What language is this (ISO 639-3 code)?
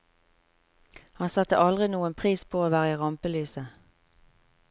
nor